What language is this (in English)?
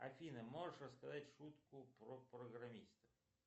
Russian